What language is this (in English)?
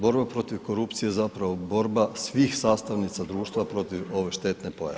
Croatian